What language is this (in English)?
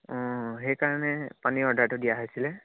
Assamese